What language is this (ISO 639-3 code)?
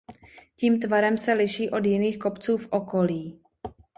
ces